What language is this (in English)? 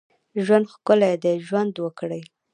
Pashto